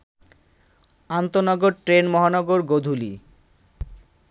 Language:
Bangla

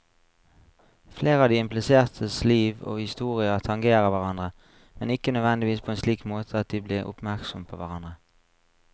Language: Norwegian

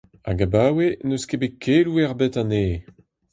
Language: Breton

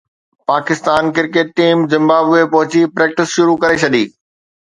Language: Sindhi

